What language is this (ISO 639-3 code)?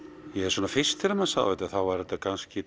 isl